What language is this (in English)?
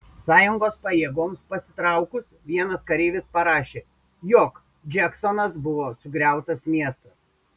Lithuanian